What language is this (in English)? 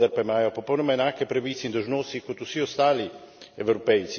Slovenian